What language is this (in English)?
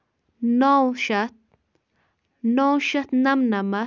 Kashmiri